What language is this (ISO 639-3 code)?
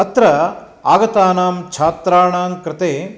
san